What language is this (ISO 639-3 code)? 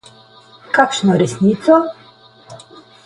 slv